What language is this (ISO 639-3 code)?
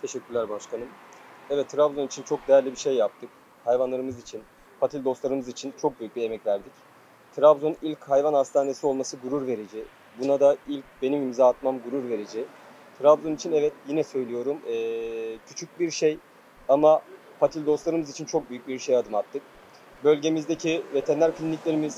tur